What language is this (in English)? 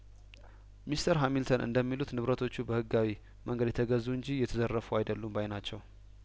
Amharic